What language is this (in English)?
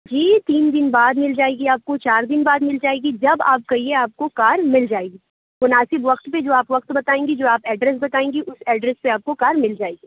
Urdu